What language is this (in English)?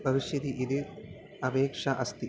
Sanskrit